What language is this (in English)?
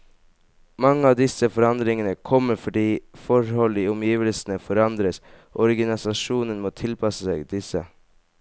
Norwegian